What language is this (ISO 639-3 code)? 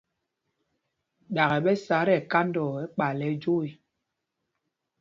mgg